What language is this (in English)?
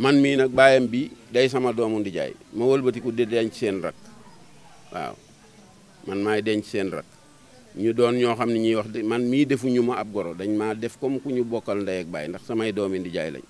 Indonesian